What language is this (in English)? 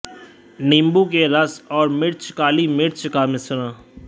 Hindi